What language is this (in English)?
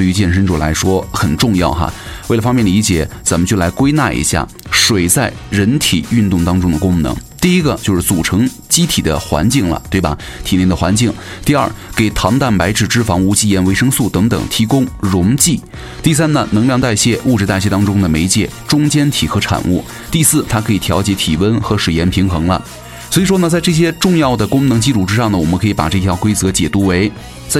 Chinese